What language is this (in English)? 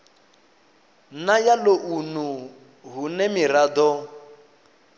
Venda